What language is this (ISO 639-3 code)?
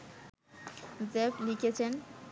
ben